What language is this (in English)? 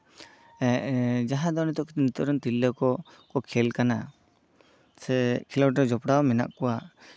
Santali